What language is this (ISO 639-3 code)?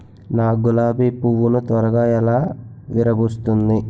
tel